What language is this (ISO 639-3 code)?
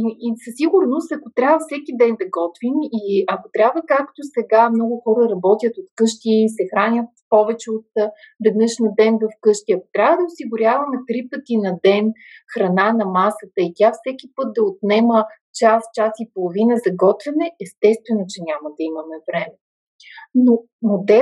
bul